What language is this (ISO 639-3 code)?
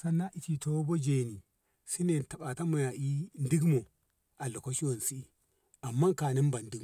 nbh